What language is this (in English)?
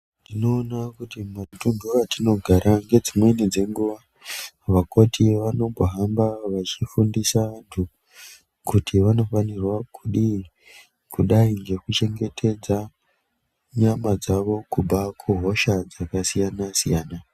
Ndau